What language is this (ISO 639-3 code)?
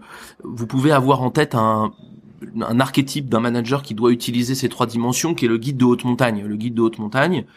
fra